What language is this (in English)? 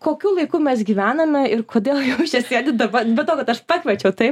Lithuanian